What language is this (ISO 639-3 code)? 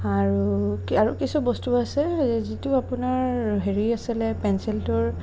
asm